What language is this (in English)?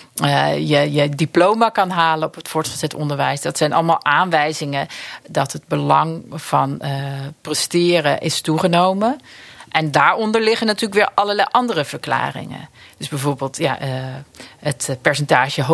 Dutch